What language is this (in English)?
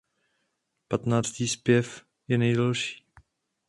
Czech